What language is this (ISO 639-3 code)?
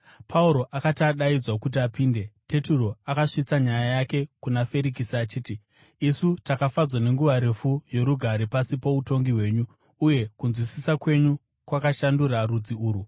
sna